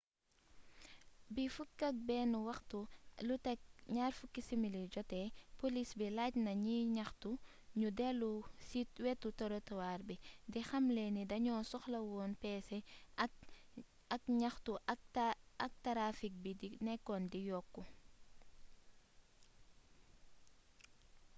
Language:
Wolof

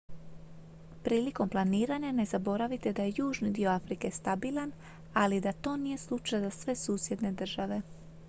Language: Croatian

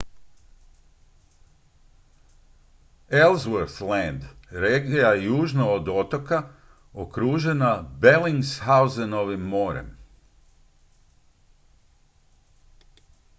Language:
Croatian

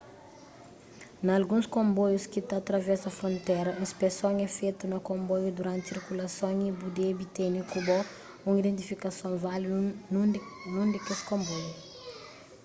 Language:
Kabuverdianu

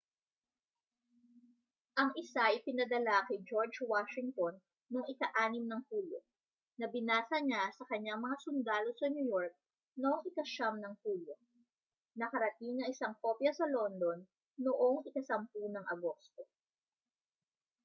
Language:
Filipino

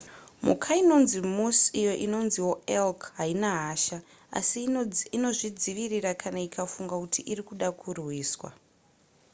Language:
Shona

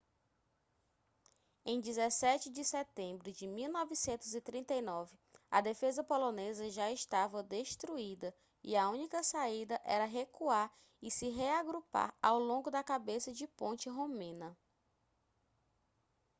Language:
Portuguese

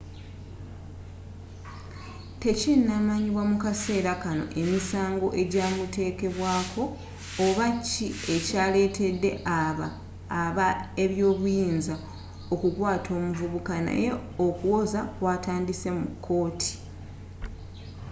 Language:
Ganda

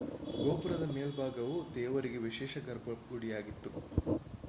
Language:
Kannada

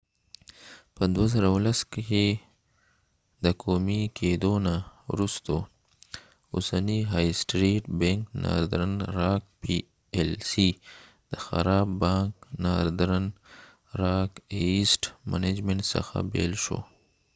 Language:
Pashto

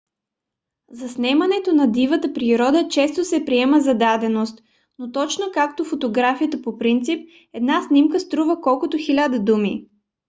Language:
Bulgarian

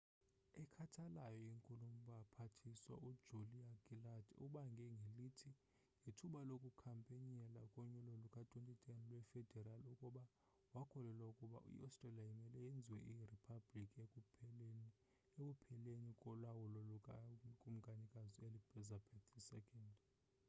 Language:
Xhosa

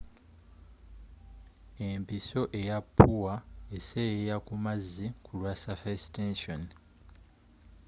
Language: Ganda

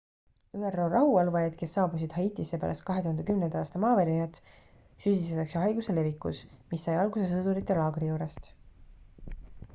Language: Estonian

